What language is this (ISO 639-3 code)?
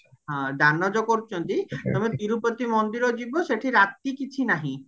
ori